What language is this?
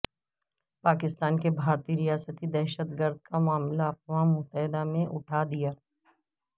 Urdu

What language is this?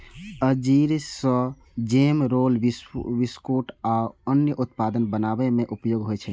Maithili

